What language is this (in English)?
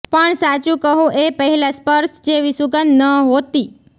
Gujarati